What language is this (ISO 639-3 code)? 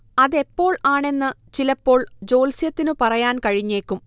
mal